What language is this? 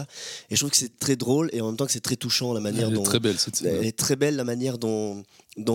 French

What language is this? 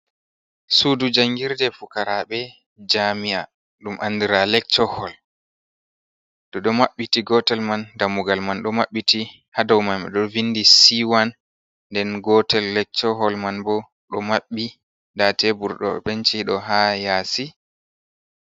Fula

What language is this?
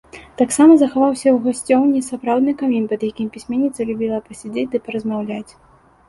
Belarusian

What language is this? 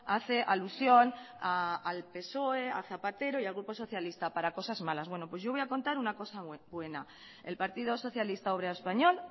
Spanish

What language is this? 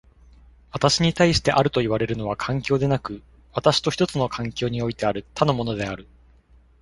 Japanese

